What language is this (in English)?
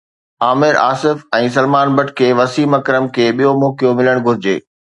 Sindhi